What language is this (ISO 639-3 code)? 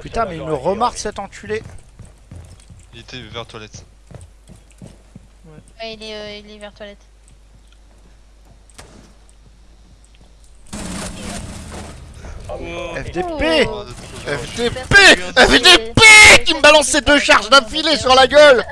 fra